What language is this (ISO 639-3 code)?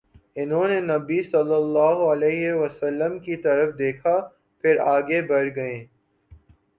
urd